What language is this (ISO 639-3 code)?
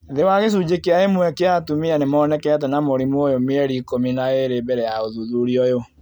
kik